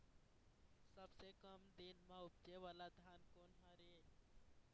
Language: Chhattisgarhi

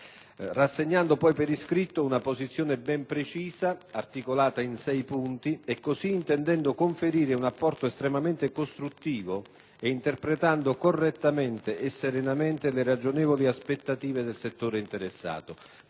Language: Italian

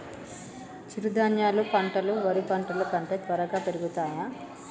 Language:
Telugu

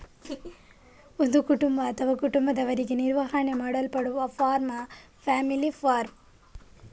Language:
Kannada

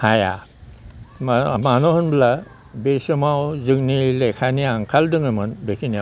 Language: Bodo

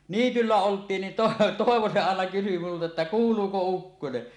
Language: Finnish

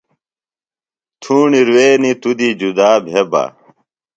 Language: Phalura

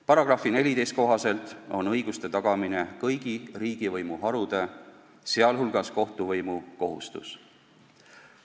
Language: Estonian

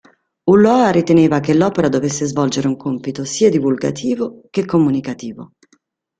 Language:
Italian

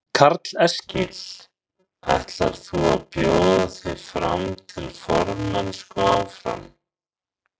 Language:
Icelandic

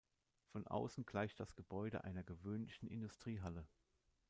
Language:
German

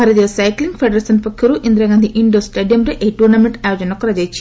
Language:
Odia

